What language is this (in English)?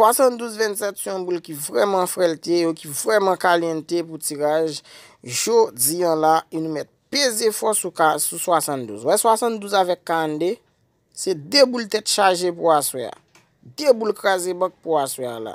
Romanian